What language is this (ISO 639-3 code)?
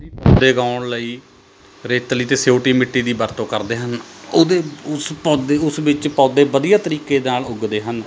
pan